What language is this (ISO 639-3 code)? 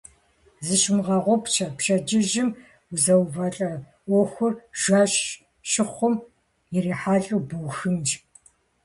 kbd